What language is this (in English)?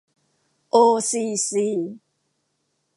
Thai